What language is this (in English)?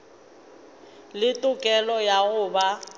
Northern Sotho